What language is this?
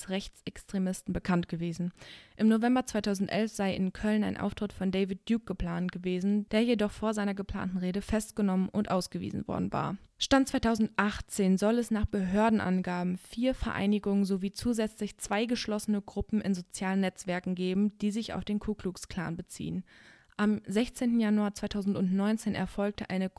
German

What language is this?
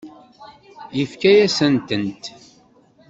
Kabyle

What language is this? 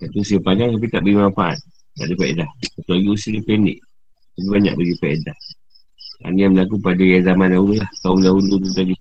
Malay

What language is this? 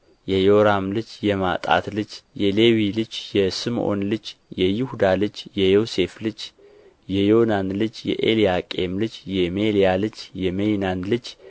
Amharic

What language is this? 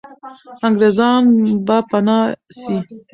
Pashto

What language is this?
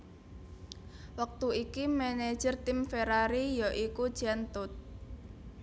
Javanese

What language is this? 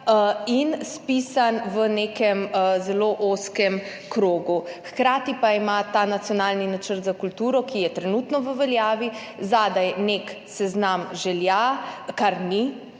Slovenian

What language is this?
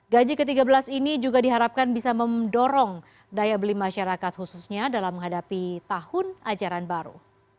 Indonesian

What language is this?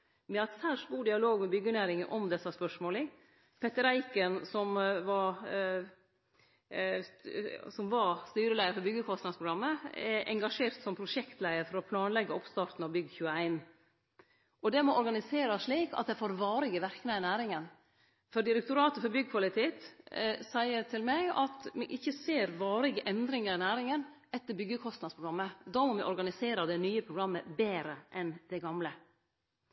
Norwegian Nynorsk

